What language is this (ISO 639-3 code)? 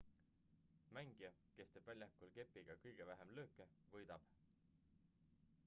est